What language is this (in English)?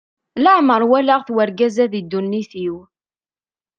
Kabyle